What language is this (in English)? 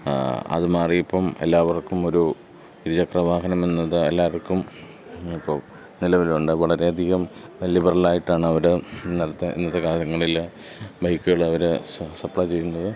Malayalam